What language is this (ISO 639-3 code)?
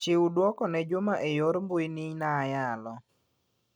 luo